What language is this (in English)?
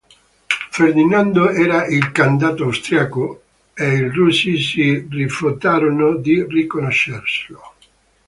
Italian